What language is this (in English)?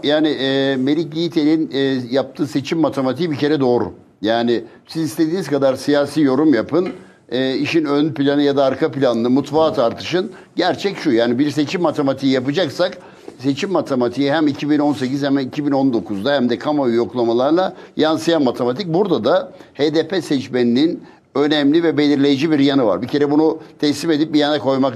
Turkish